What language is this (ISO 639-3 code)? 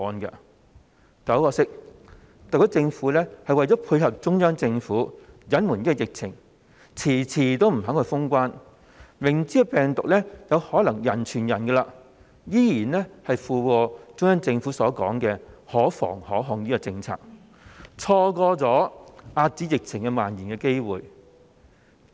yue